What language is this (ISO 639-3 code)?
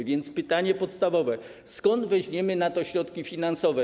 pol